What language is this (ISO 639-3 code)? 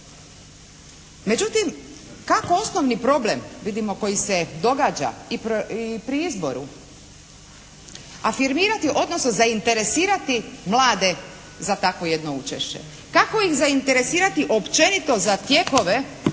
hrv